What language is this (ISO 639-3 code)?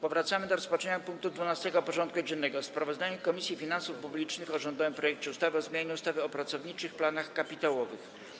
pol